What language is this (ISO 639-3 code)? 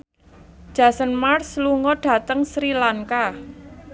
jav